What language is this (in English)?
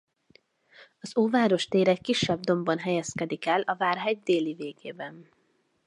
Hungarian